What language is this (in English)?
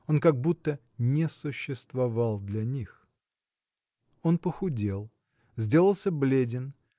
Russian